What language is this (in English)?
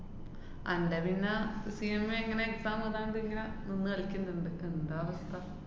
Malayalam